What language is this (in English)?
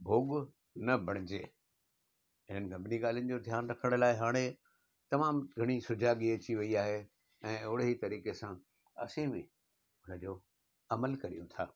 Sindhi